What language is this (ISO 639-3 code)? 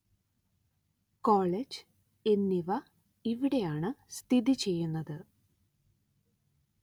mal